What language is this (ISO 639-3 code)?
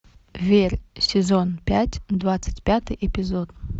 rus